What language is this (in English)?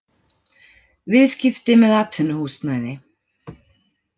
Icelandic